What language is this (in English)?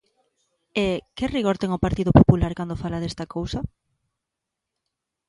Galician